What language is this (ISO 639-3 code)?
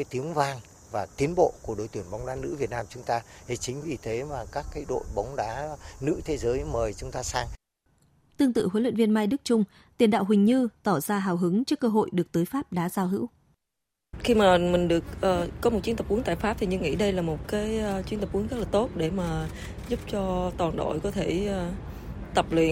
vie